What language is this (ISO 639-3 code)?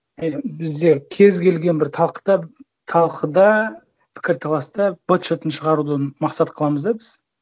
kaz